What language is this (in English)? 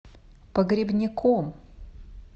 Russian